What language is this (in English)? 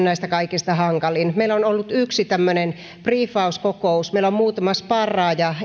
Finnish